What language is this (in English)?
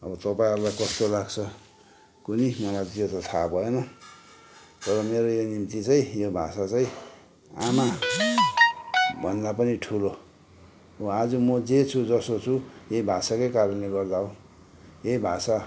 Nepali